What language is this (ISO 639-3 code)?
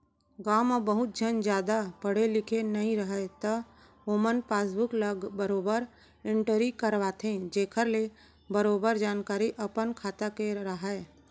hne